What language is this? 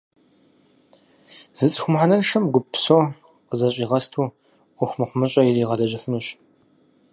Kabardian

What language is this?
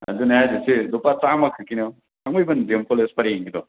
Manipuri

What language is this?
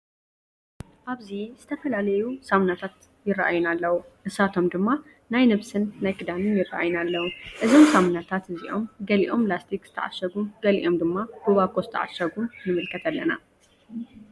Tigrinya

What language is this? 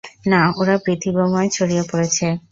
Bangla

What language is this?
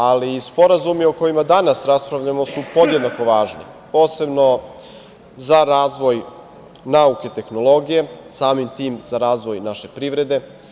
Serbian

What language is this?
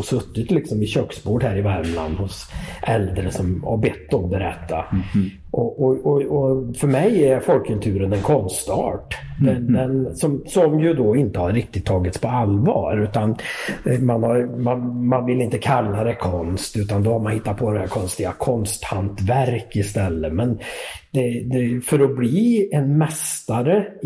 Swedish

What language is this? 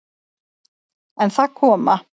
Icelandic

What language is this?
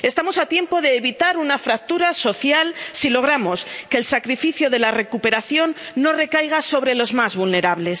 Spanish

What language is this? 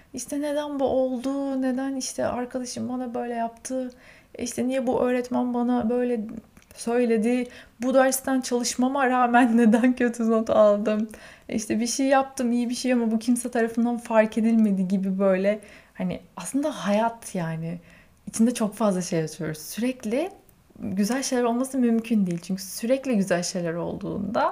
Turkish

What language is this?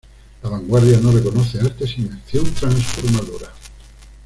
Spanish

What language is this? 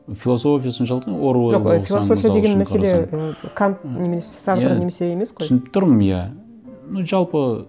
Kazakh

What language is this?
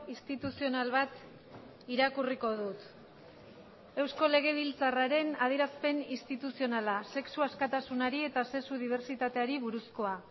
Basque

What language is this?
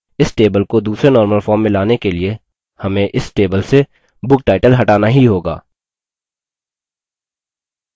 Hindi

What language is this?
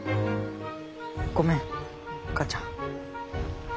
Japanese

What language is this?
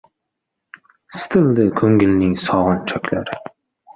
Uzbek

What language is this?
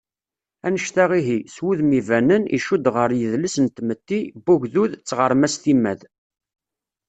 Kabyle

